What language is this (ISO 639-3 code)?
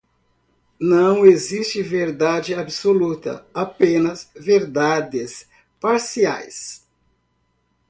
por